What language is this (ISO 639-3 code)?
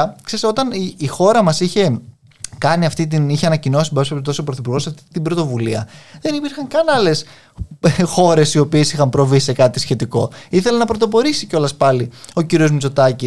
ell